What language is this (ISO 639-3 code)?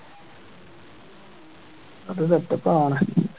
mal